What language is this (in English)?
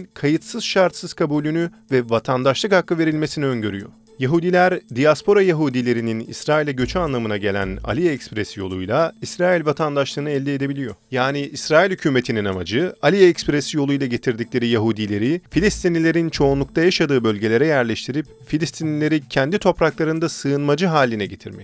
Turkish